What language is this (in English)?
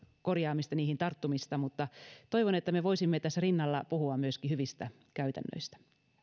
Finnish